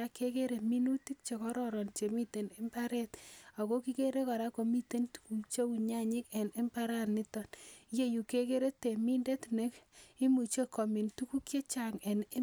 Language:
Kalenjin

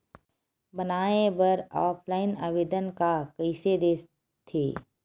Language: Chhattisgarhi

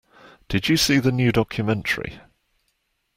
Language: English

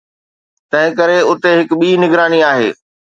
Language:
Sindhi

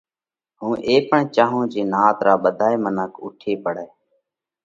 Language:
Parkari Koli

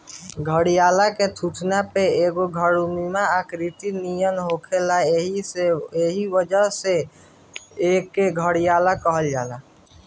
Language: Bhojpuri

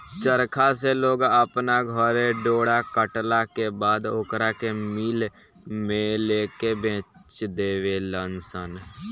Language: Bhojpuri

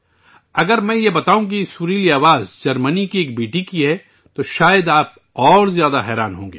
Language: Urdu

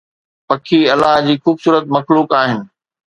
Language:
Sindhi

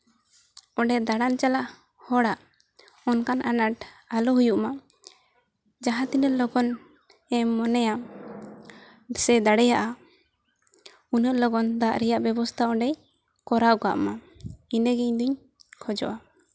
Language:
Santali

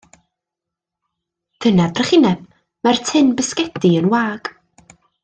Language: Welsh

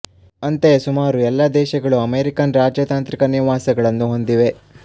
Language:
Kannada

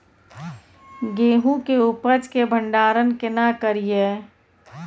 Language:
Maithili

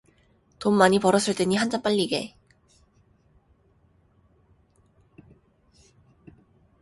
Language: Korean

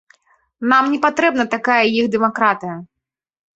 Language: Belarusian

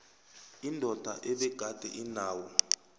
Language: South Ndebele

